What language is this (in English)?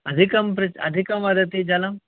Sanskrit